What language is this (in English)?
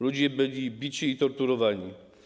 Polish